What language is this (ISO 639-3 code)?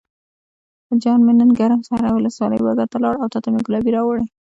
pus